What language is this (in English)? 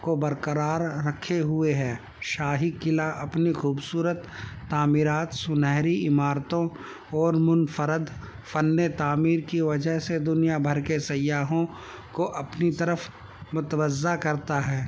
Urdu